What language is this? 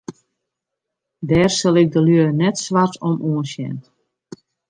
Western Frisian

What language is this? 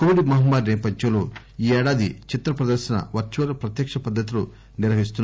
Telugu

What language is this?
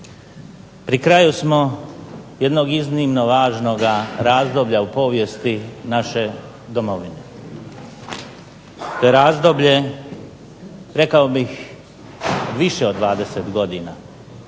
Croatian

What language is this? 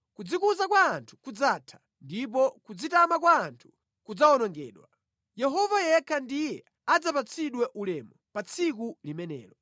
Nyanja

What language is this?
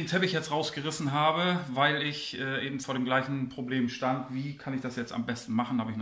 German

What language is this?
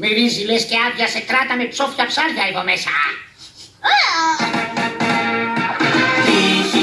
Greek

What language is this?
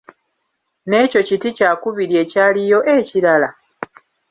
Ganda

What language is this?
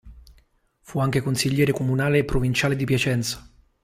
Italian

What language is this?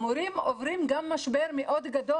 Hebrew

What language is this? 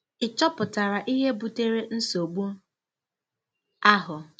Igbo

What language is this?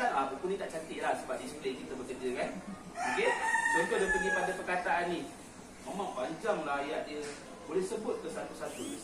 Malay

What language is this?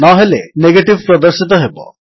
Odia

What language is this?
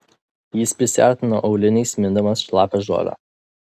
Lithuanian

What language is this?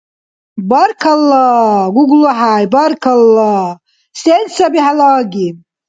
Dargwa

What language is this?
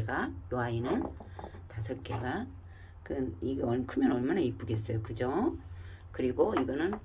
Korean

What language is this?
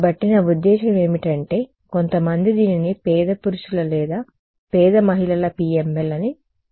Telugu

